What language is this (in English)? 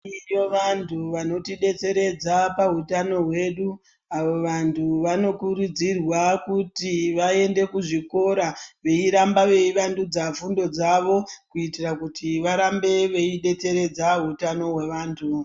Ndau